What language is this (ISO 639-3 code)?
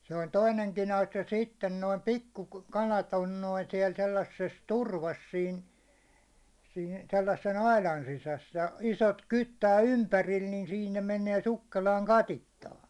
fin